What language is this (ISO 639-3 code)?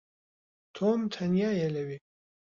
ckb